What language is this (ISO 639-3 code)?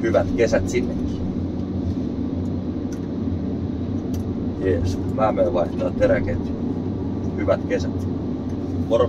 fin